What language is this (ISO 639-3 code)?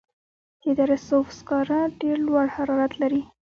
pus